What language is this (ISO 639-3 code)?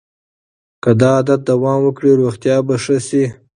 pus